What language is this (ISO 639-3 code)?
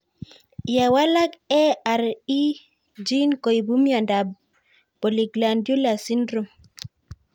kln